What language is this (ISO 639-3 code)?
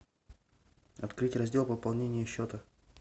rus